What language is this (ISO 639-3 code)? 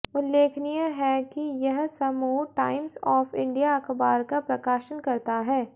hin